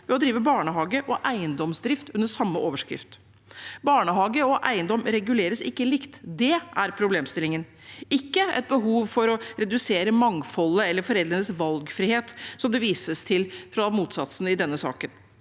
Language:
Norwegian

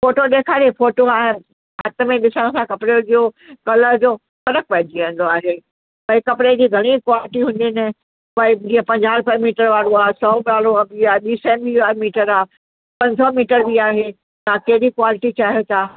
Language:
Sindhi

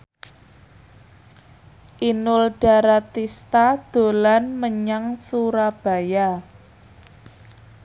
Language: Javanese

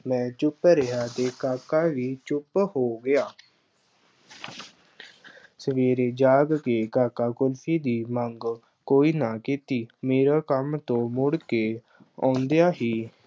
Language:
Punjabi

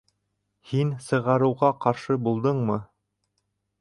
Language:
Bashkir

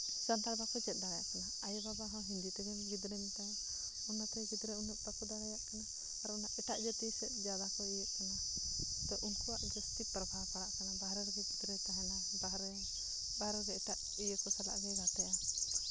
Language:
Santali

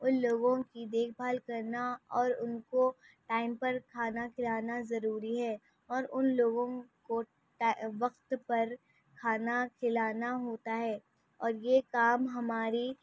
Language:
Urdu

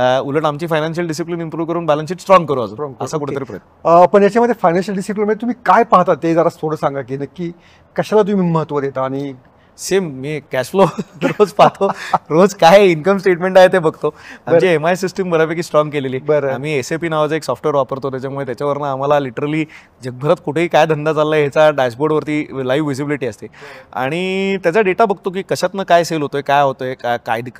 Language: Marathi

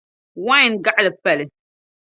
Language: Dagbani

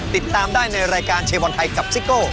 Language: Thai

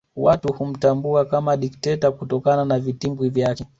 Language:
Swahili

